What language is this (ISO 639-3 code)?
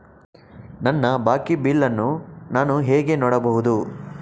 kan